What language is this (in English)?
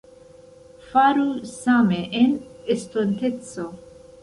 Esperanto